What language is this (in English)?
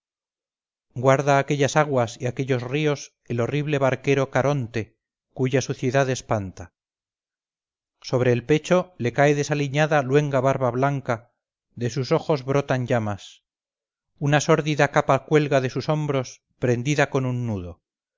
Spanish